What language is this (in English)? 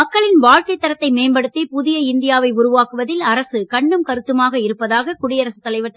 Tamil